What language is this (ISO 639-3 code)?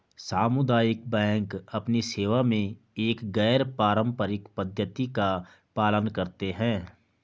hin